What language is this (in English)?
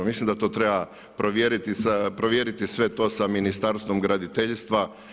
Croatian